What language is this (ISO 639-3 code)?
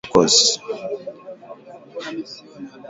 swa